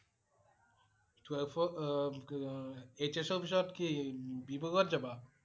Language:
Assamese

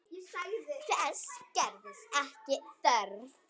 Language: Icelandic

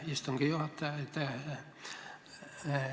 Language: Estonian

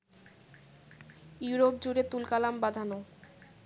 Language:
Bangla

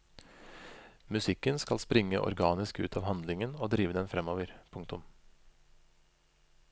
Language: Norwegian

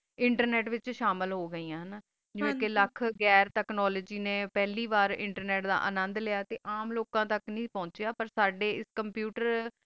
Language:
Punjabi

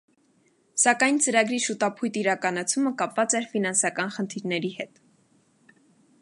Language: Armenian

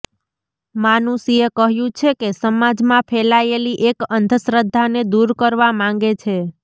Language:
Gujarati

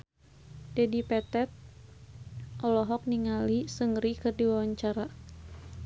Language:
Sundanese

